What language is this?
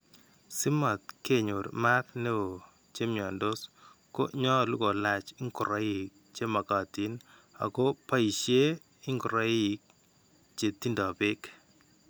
Kalenjin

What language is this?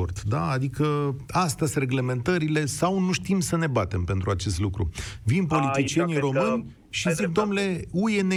Romanian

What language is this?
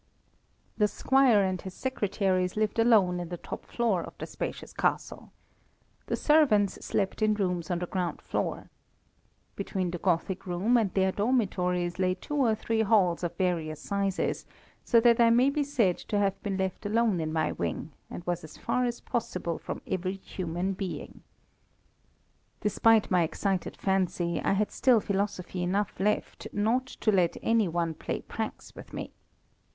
English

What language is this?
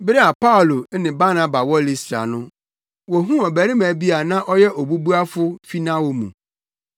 Akan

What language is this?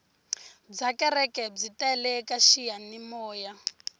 Tsonga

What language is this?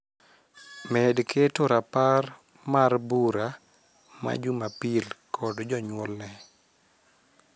Luo (Kenya and Tanzania)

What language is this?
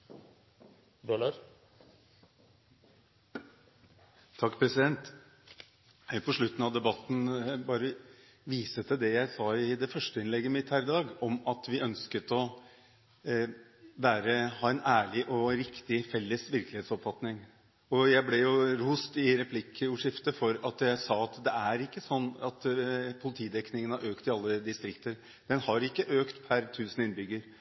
Norwegian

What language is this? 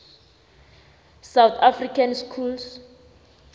South Ndebele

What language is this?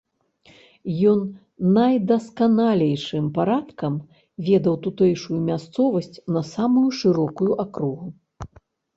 Belarusian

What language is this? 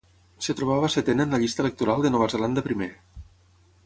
Catalan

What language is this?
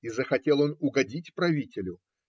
Russian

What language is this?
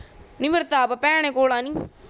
Punjabi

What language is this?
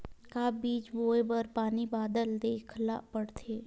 Chhattisgarhi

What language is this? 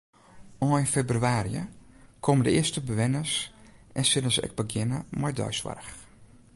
Western Frisian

